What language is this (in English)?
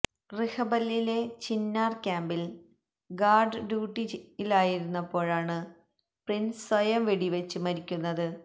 Malayalam